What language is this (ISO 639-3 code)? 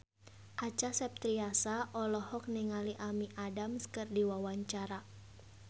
sun